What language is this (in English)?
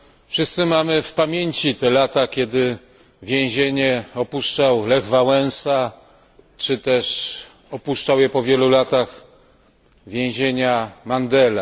Polish